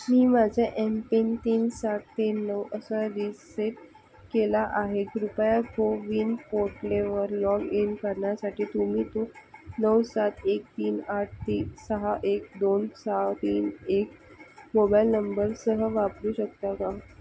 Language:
Marathi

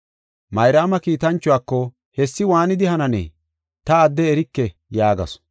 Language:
Gofa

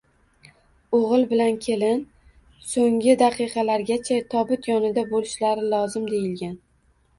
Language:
Uzbek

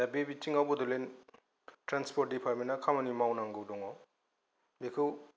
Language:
Bodo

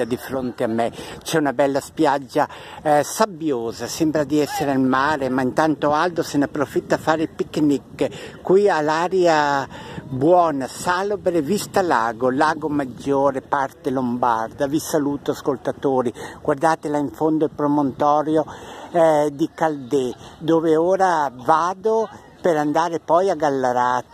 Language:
Italian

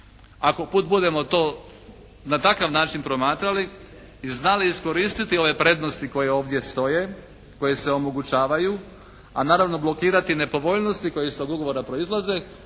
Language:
Croatian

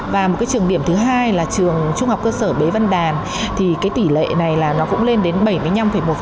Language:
Vietnamese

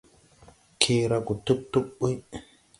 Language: Tupuri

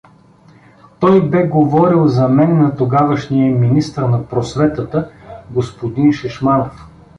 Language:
Bulgarian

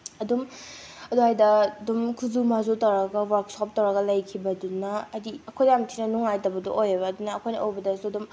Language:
Manipuri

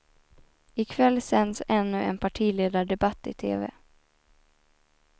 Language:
Swedish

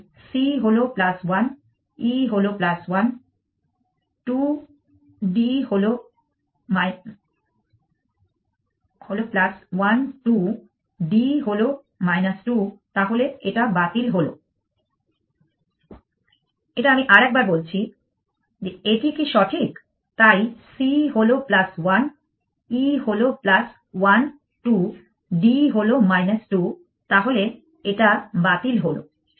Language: Bangla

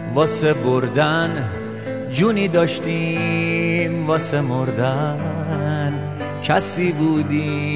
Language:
Persian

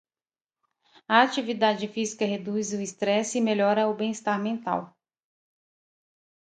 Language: Portuguese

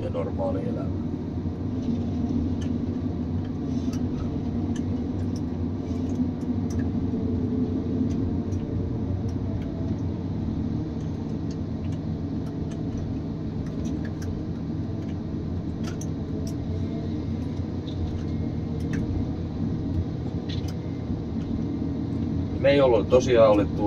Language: Finnish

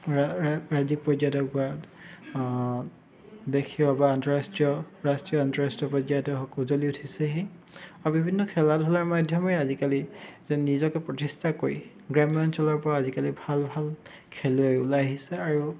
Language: Assamese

